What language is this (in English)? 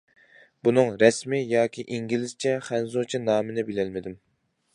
Uyghur